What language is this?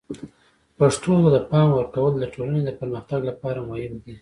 Pashto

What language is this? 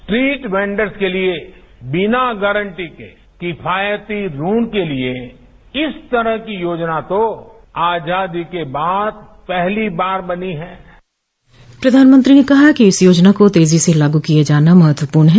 Hindi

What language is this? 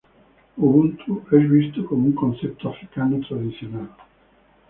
Spanish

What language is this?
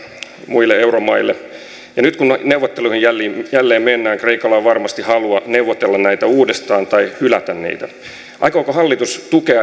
Finnish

